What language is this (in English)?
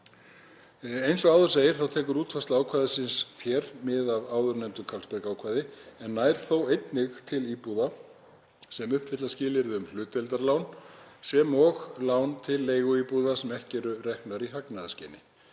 Icelandic